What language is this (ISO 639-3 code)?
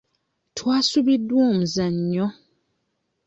lug